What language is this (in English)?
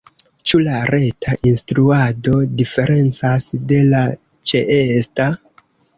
Esperanto